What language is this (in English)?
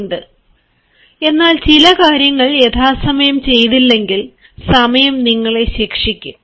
Malayalam